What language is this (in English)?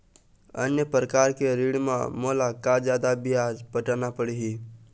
Chhattisgarhi